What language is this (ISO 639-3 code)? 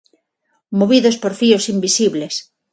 glg